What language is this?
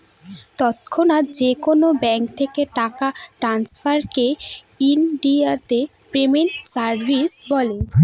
Bangla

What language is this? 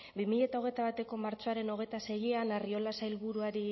Basque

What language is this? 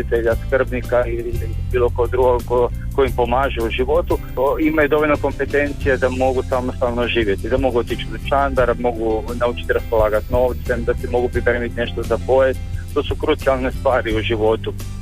Croatian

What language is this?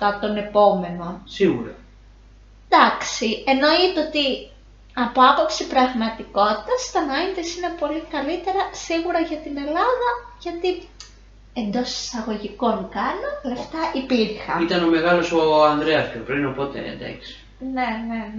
Greek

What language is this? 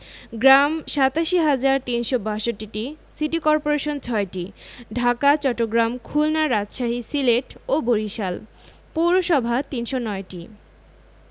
Bangla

